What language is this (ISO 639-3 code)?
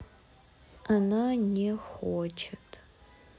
rus